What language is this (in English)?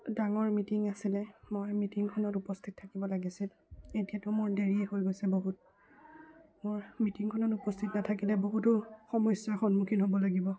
Assamese